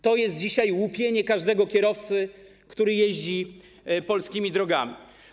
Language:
Polish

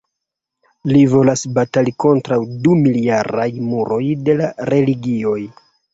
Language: Esperanto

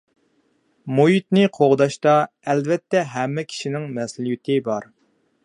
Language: Uyghur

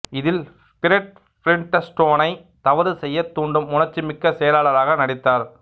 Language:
Tamil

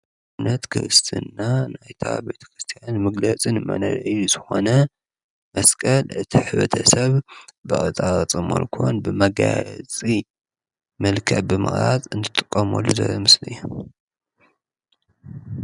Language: Tigrinya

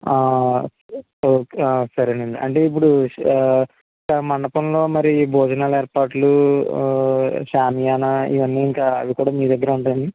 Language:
Telugu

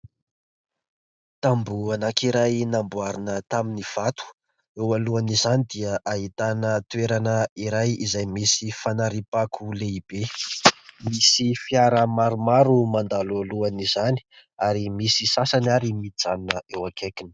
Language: Malagasy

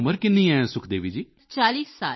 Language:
Punjabi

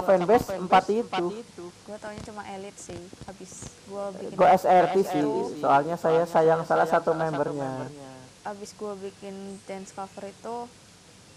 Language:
Indonesian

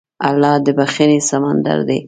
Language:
Pashto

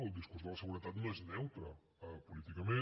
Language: Catalan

